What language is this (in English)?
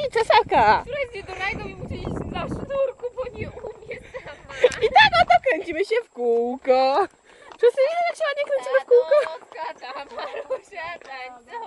Polish